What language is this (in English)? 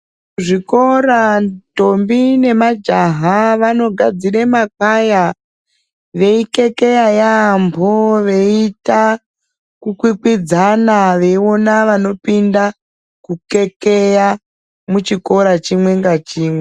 Ndau